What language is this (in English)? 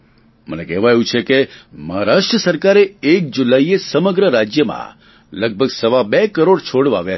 Gujarati